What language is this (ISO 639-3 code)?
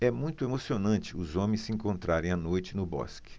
por